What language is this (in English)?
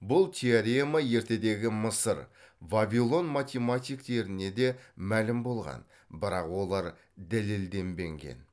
Kazakh